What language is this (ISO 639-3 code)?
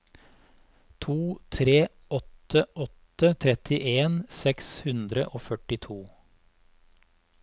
nor